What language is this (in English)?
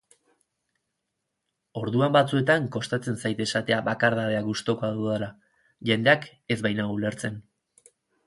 Basque